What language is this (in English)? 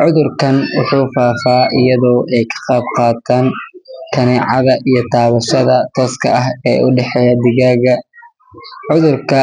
Somali